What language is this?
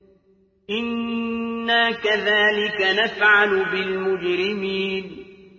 Arabic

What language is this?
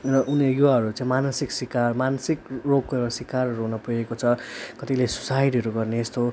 Nepali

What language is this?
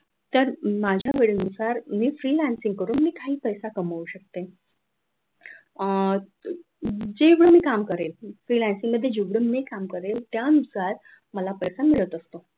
Marathi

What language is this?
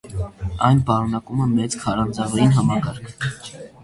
Armenian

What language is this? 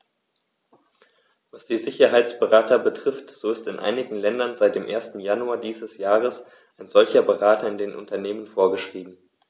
German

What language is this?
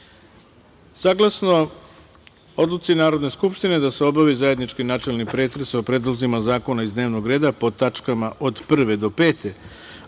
Serbian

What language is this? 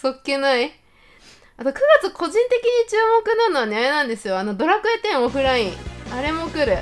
Japanese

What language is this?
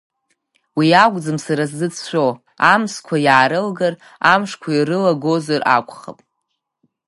Abkhazian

